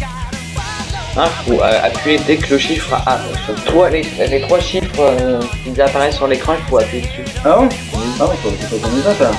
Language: French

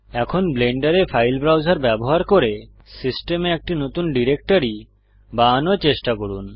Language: Bangla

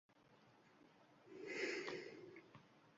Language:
Uzbek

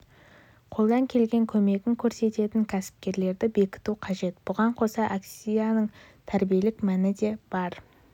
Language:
Kazakh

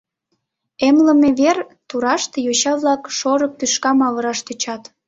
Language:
Mari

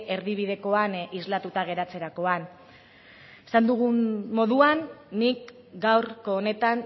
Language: Basque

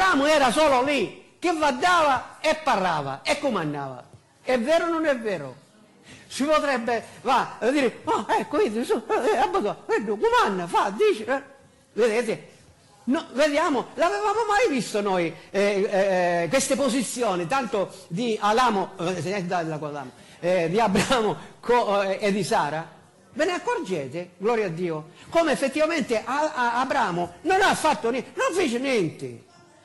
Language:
Italian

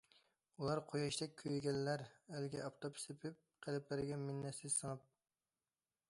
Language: Uyghur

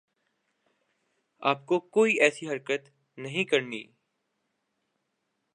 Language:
Urdu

